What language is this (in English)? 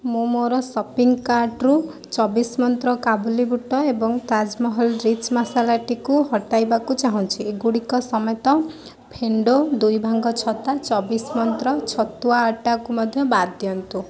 Odia